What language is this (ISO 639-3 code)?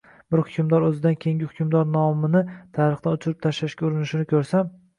uzb